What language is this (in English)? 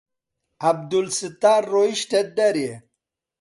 Central Kurdish